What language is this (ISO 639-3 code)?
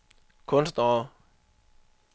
dan